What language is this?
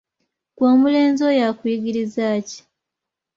Ganda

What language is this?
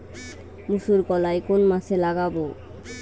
Bangla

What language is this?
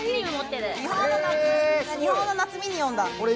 Japanese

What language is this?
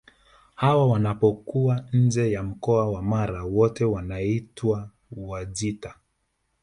Swahili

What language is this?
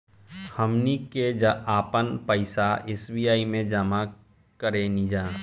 Bhojpuri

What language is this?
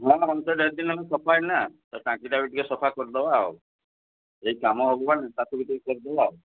Odia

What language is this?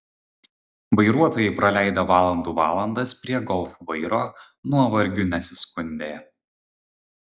Lithuanian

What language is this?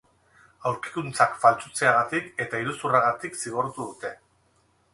Basque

